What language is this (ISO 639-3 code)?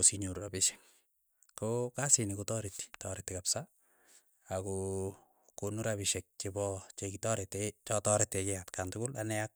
eyo